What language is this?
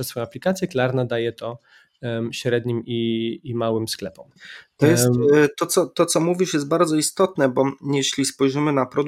Polish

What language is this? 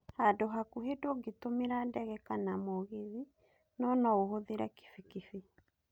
Kikuyu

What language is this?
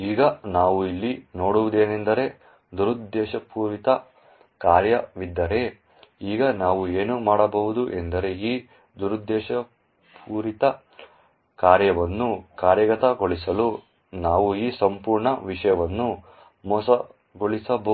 Kannada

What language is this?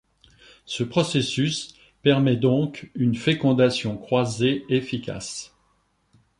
French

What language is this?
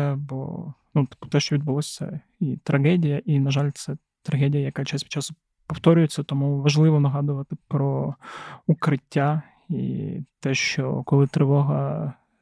Ukrainian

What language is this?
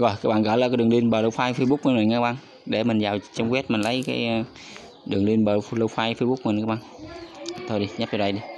Vietnamese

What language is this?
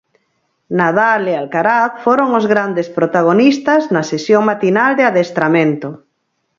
Galician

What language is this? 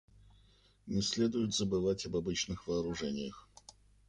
Russian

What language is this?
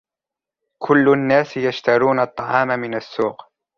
Arabic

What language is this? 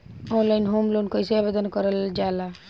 Bhojpuri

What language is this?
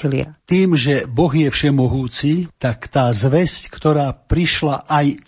Slovak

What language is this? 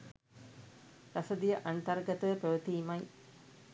Sinhala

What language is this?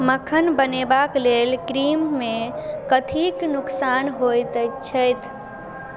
Maithili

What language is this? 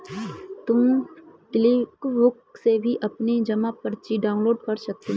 Hindi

